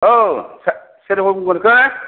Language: Bodo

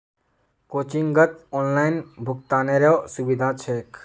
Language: Magahi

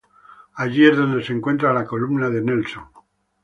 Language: Spanish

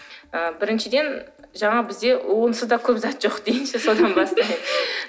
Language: Kazakh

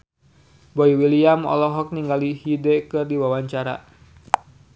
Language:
Sundanese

